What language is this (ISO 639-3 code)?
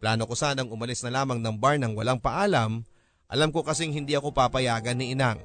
fil